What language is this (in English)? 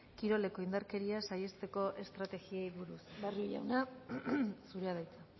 Basque